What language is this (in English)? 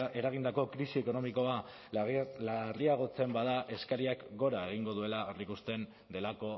Basque